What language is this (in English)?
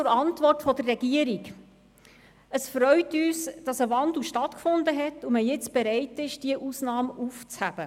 Swiss German